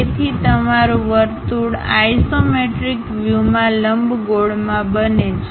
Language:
Gujarati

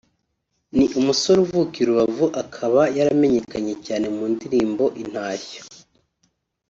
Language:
Kinyarwanda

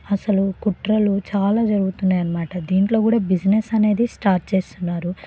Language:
Telugu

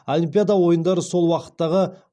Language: Kazakh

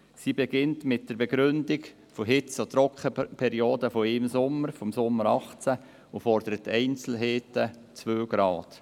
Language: Swiss German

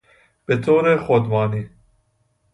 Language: Persian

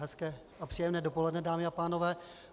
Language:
Czech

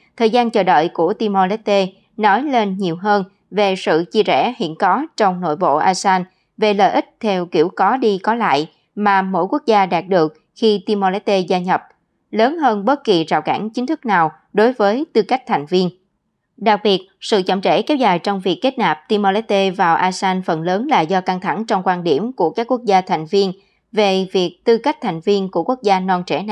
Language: Vietnamese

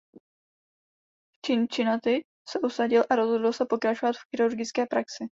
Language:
Czech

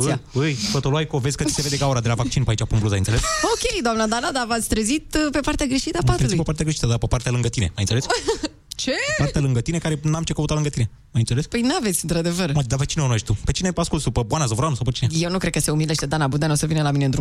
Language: Romanian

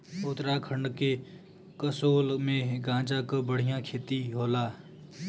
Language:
Bhojpuri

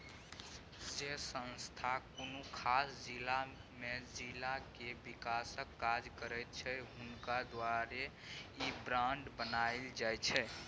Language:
Maithili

